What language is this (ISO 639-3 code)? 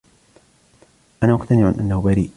ara